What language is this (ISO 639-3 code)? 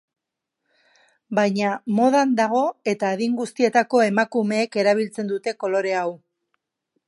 eus